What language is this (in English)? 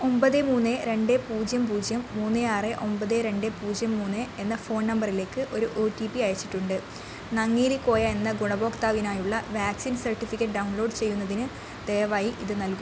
Malayalam